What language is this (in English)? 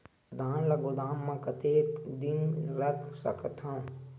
Chhattisgarhi